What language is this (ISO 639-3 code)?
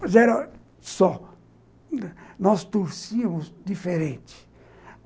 por